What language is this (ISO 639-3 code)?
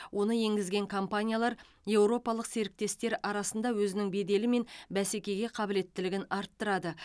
kaz